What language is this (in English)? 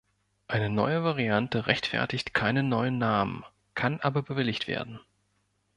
German